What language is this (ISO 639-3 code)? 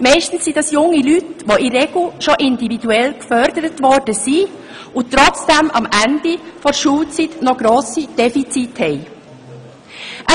gsw